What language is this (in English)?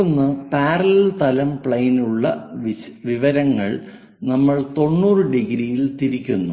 Malayalam